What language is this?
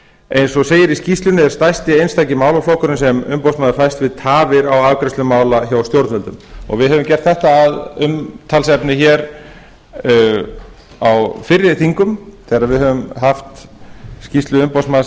Icelandic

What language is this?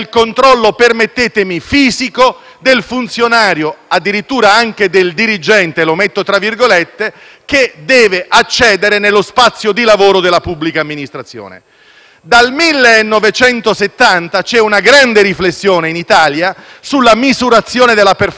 Italian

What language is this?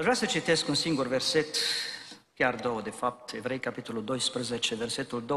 Romanian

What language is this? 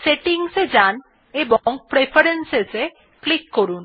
Bangla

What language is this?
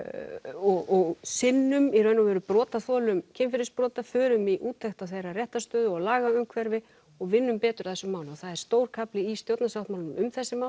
Icelandic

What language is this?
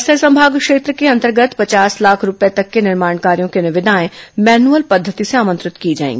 Hindi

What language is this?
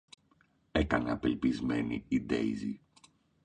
Greek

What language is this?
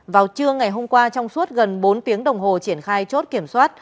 Vietnamese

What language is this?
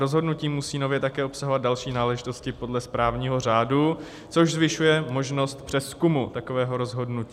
Czech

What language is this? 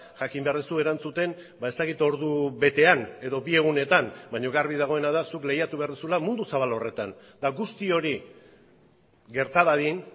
Basque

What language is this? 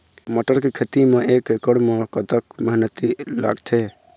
Chhattisgarhi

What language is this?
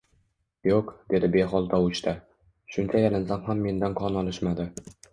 Uzbek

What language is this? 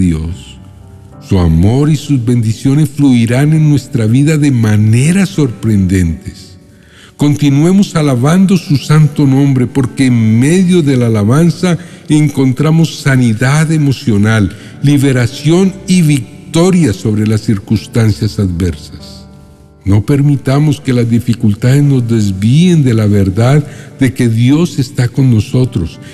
Spanish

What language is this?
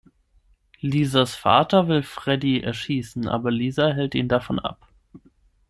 German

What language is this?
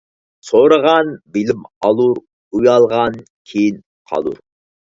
Uyghur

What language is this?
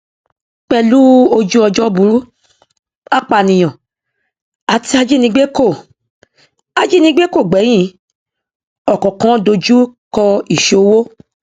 Yoruba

